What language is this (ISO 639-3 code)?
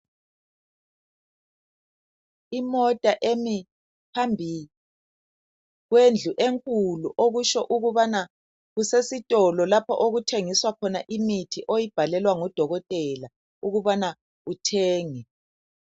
nde